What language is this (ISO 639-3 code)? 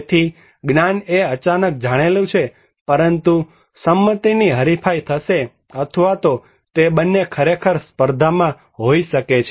guj